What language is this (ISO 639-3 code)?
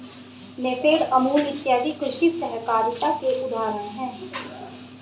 hin